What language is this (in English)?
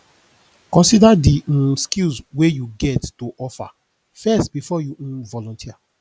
Nigerian Pidgin